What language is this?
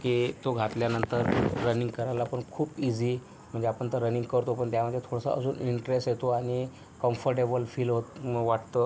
Marathi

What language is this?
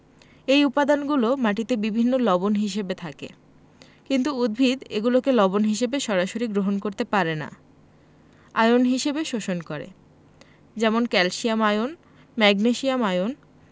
Bangla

